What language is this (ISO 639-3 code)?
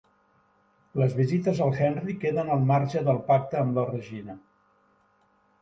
cat